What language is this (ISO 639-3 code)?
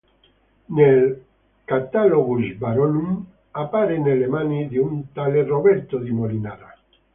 ita